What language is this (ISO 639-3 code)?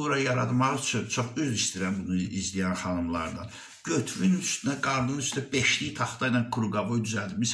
tur